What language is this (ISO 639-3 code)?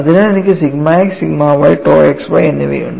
mal